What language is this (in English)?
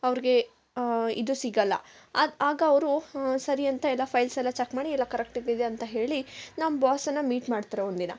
Kannada